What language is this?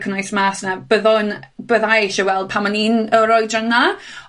Welsh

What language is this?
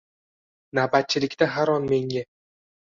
Uzbek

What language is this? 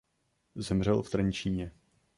Czech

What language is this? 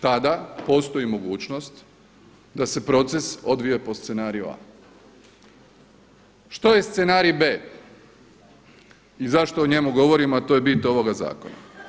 Croatian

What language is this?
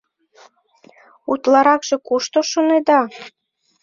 Mari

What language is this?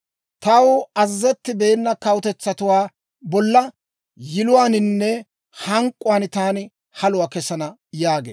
Dawro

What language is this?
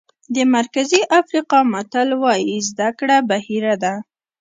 Pashto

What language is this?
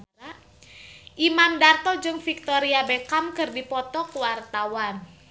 Sundanese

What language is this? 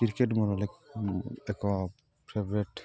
Odia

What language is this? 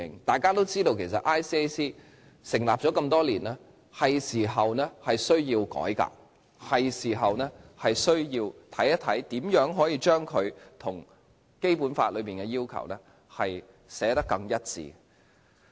Cantonese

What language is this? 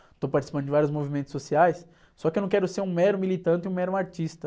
Portuguese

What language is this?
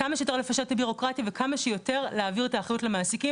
Hebrew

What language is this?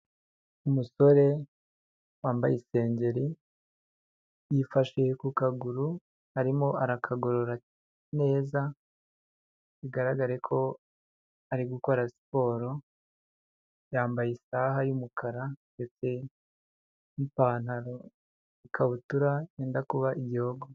Kinyarwanda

